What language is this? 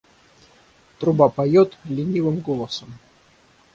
Russian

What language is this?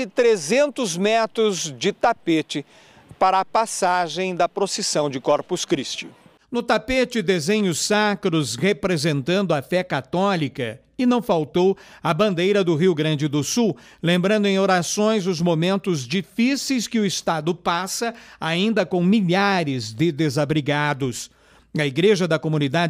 Portuguese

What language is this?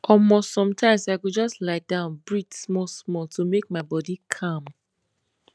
Nigerian Pidgin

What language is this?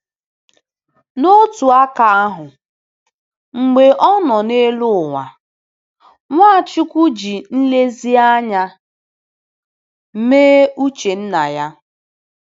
Igbo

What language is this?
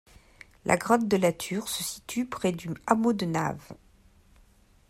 French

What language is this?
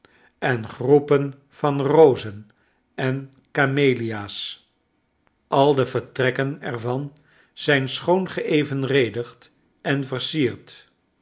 Dutch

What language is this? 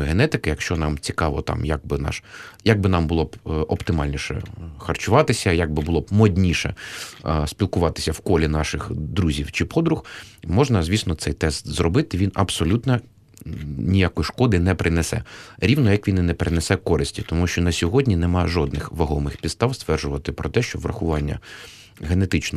Ukrainian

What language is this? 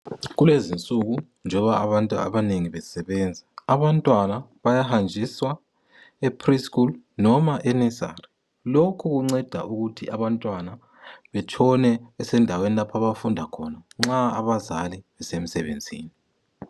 North Ndebele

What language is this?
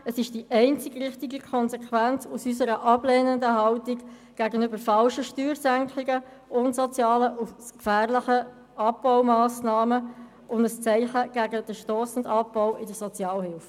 Swiss German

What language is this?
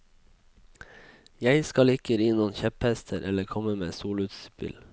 Norwegian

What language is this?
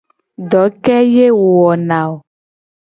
Gen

